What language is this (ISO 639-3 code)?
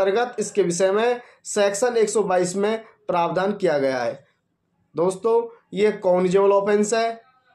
hin